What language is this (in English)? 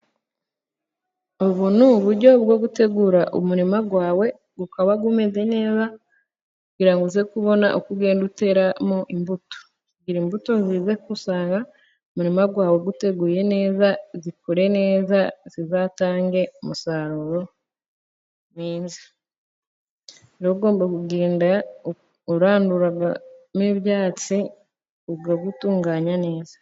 Kinyarwanda